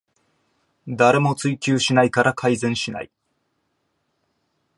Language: Japanese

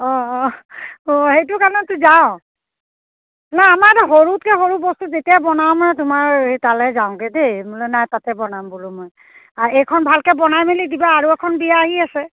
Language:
Assamese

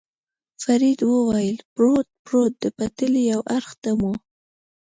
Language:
Pashto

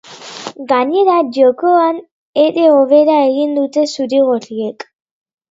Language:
Basque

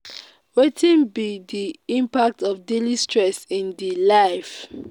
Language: Nigerian Pidgin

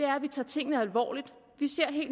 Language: Danish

